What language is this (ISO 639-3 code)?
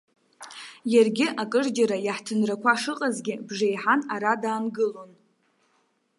abk